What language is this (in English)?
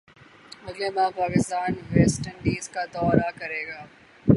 Urdu